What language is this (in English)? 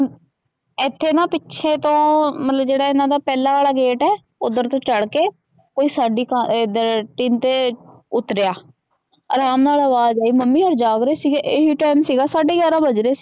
Punjabi